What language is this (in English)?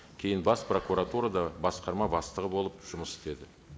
Kazakh